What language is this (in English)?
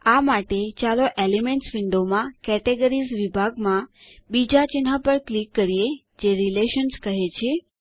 Gujarati